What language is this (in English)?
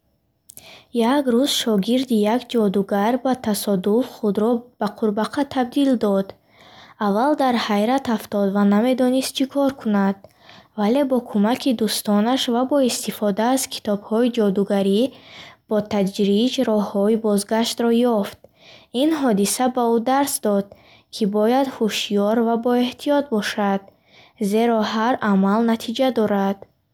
Bukharic